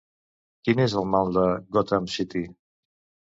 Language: Catalan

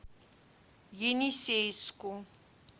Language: Russian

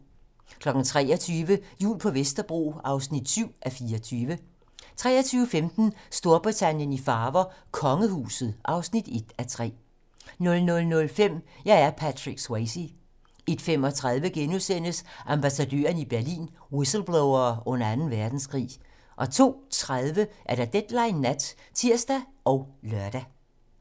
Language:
Danish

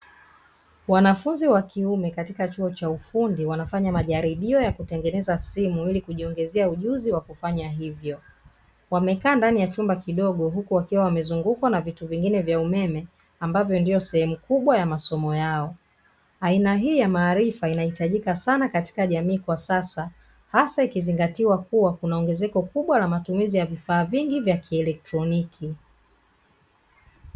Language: Swahili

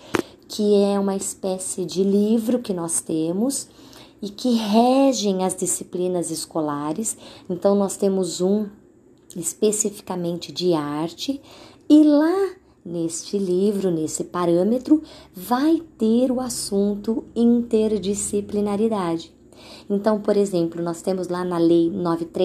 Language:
Portuguese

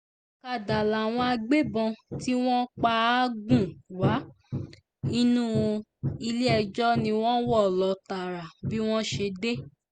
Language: Yoruba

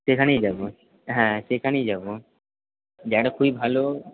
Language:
Bangla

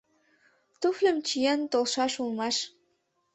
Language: Mari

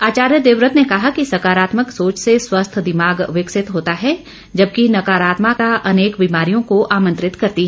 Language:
Hindi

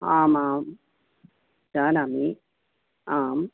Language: Sanskrit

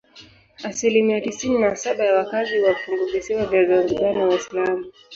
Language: Swahili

